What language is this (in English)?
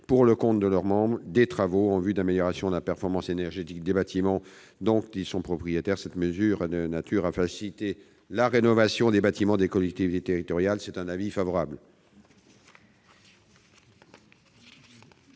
French